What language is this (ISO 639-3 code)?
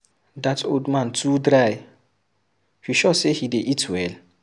pcm